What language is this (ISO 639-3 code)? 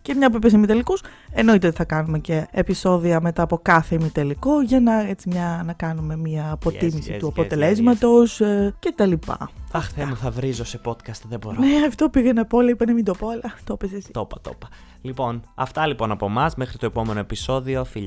ell